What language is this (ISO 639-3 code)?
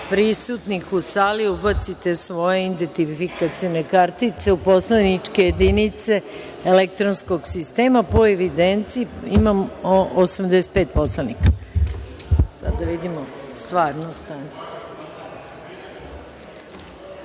srp